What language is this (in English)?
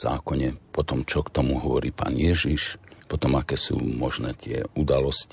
Slovak